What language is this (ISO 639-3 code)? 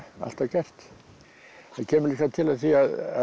isl